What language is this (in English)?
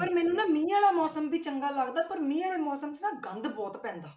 Punjabi